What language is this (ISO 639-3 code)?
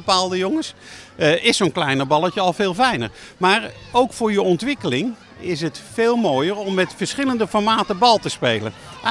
nld